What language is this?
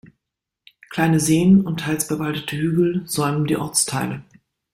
German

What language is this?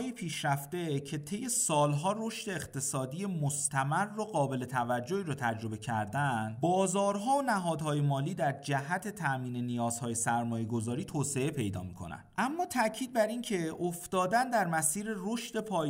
Persian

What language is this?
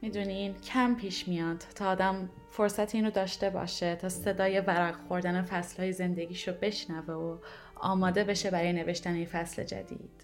Persian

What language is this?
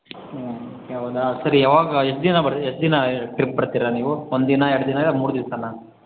Kannada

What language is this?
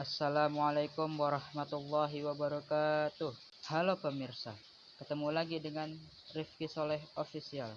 Indonesian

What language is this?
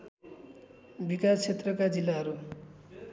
Nepali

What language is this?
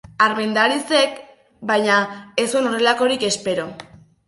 Basque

